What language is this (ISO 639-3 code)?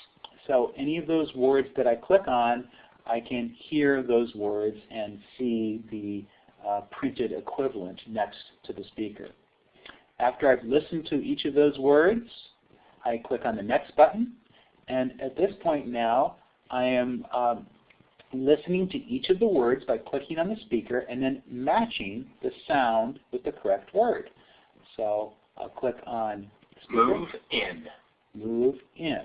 eng